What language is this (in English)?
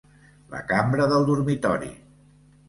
Catalan